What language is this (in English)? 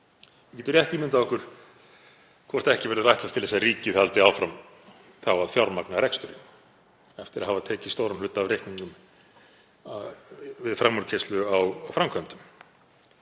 Icelandic